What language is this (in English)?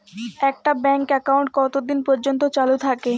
Bangla